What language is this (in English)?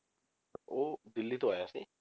Punjabi